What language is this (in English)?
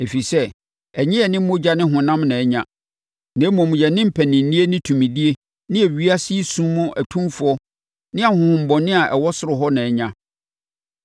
Akan